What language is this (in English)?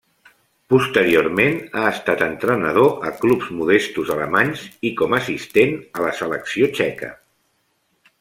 Catalan